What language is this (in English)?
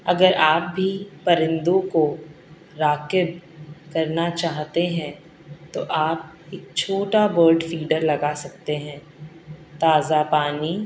Urdu